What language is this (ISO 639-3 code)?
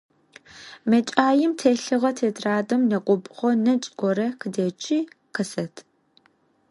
ady